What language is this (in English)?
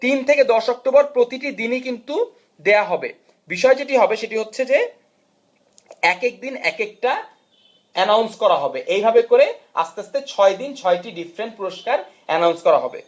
Bangla